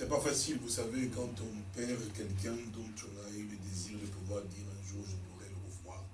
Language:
French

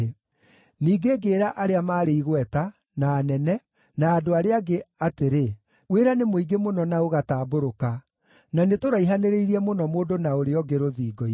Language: Kikuyu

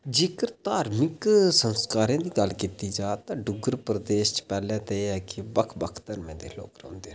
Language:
Dogri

